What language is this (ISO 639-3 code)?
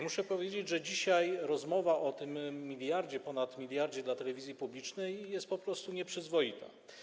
pol